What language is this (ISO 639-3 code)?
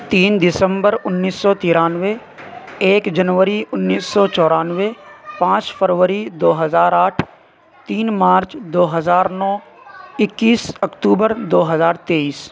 urd